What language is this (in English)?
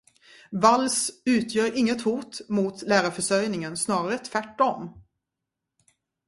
Swedish